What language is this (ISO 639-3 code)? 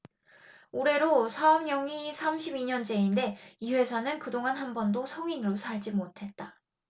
kor